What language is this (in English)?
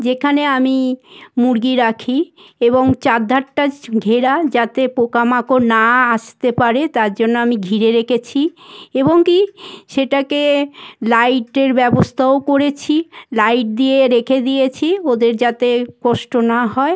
Bangla